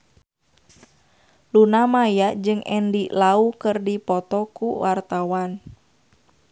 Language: Sundanese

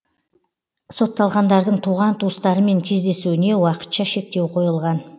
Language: Kazakh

